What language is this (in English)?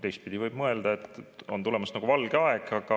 Estonian